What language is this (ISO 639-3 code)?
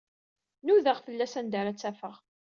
kab